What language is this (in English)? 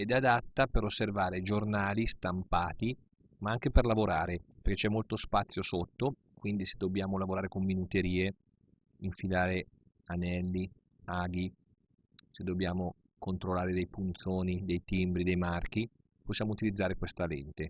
Italian